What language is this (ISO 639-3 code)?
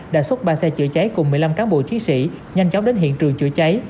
vie